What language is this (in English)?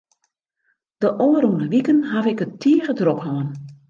Western Frisian